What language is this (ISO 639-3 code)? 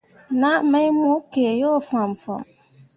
mua